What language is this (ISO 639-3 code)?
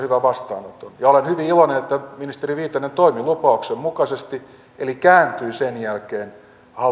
fin